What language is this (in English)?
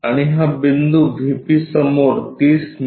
Marathi